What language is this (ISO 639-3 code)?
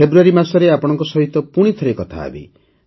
ori